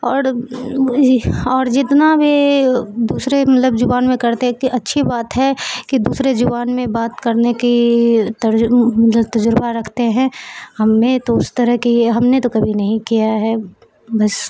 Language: Urdu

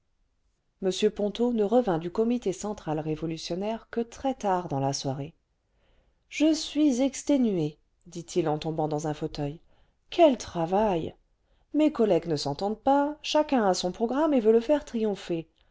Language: French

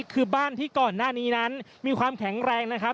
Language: Thai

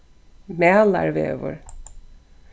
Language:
Faroese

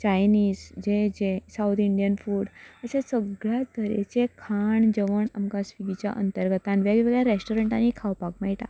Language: Konkani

